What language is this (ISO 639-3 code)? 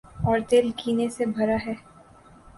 urd